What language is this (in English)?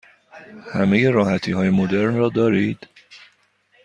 Persian